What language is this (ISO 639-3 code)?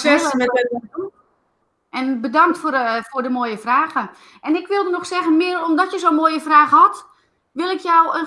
nld